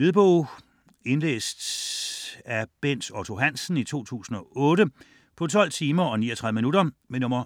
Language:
Danish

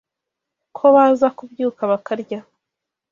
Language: Kinyarwanda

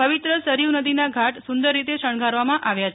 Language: Gujarati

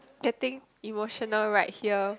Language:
English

